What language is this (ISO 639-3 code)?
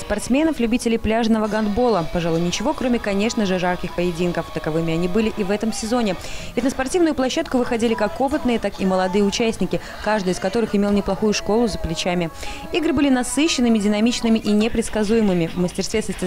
rus